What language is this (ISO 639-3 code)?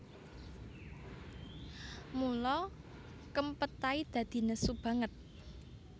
jav